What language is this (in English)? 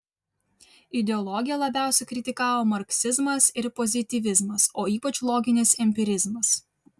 Lithuanian